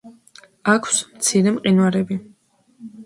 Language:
Georgian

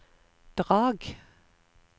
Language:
Norwegian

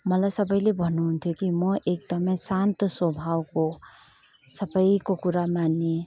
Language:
Nepali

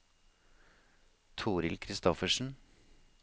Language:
Norwegian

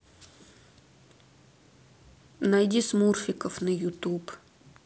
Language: Russian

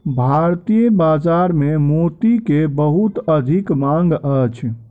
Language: Maithili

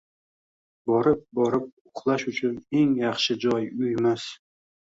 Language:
Uzbek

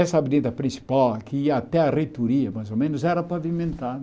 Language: Portuguese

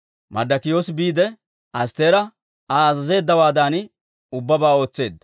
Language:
Dawro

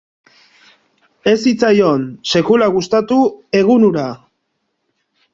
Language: Basque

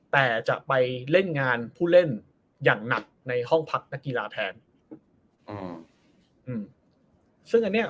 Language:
Thai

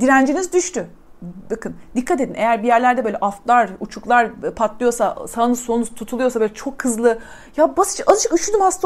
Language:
Turkish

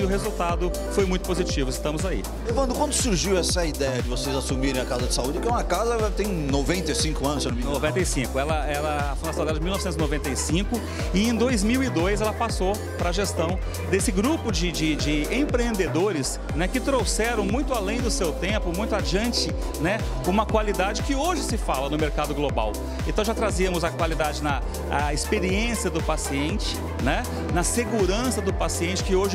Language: Portuguese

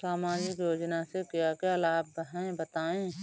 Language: Hindi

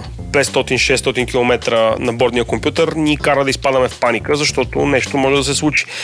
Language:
Bulgarian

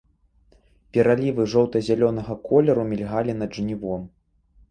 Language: Belarusian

